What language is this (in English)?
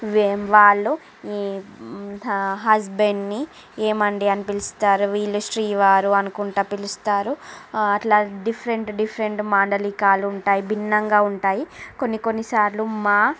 Telugu